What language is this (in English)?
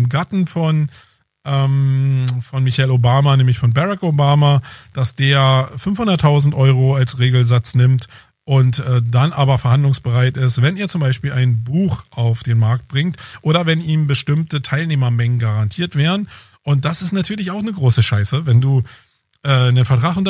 German